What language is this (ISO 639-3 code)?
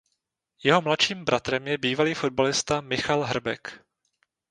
ces